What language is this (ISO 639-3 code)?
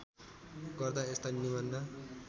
nep